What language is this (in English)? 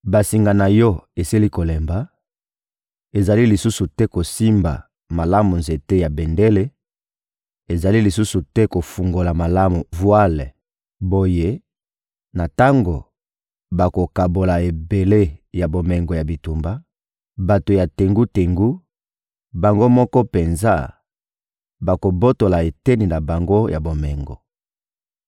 Lingala